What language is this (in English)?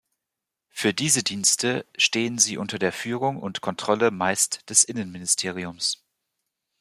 German